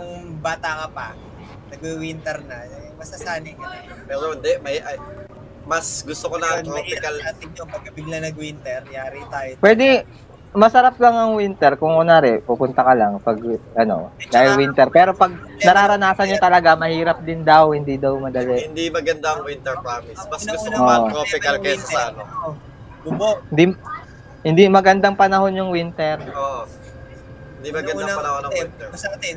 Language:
Filipino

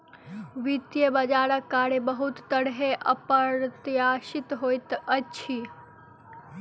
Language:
Maithili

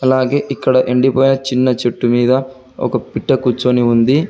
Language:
Telugu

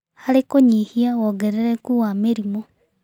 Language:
Kikuyu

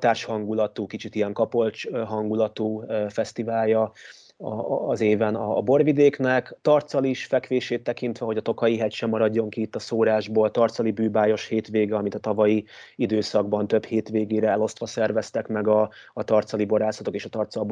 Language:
Hungarian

